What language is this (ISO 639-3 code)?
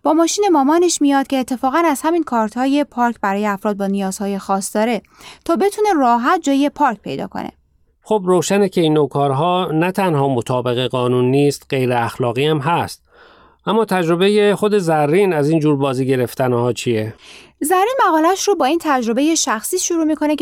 fas